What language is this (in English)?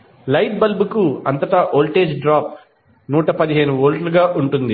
Telugu